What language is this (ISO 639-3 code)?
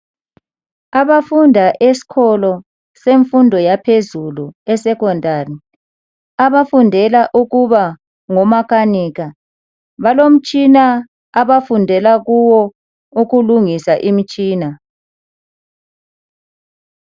nde